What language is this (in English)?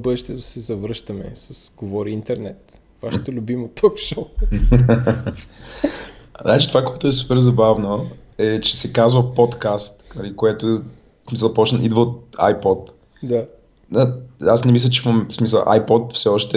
Bulgarian